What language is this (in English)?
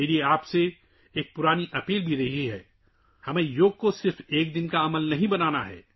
Urdu